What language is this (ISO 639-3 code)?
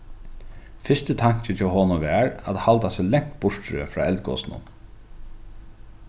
fao